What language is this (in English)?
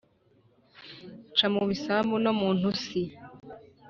Kinyarwanda